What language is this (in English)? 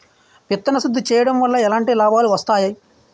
Telugu